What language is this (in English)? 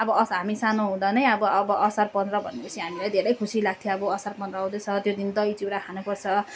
Nepali